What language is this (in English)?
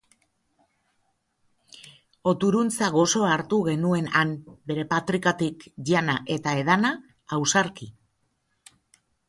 Basque